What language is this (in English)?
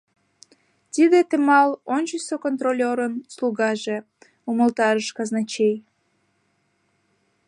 Mari